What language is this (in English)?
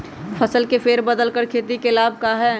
Magahi